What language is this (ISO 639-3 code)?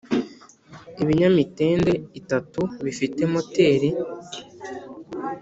kin